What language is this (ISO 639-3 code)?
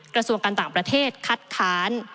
tha